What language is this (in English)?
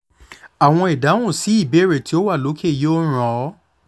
Yoruba